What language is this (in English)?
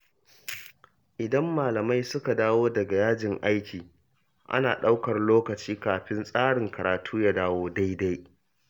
Hausa